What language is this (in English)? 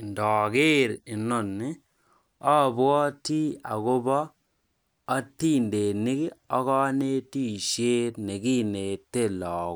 Kalenjin